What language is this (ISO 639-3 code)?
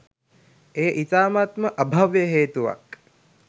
sin